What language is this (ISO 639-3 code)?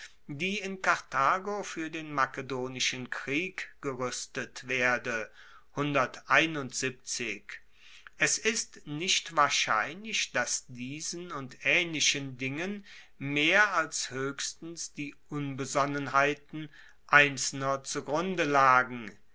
deu